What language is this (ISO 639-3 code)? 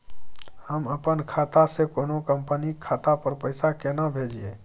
mai